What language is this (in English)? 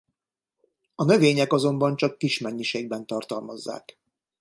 Hungarian